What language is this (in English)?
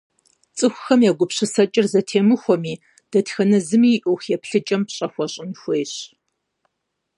Kabardian